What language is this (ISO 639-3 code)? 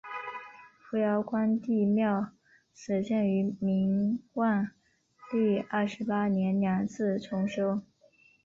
zho